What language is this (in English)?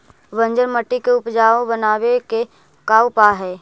Magahi